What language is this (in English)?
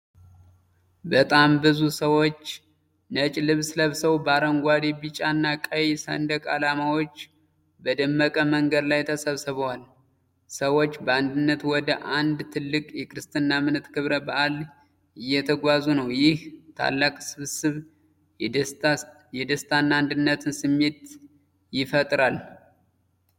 Amharic